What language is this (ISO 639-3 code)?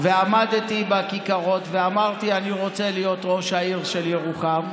heb